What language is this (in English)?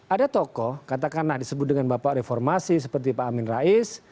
Indonesian